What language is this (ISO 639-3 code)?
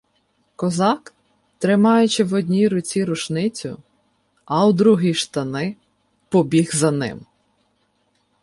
ukr